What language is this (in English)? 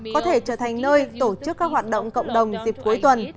Vietnamese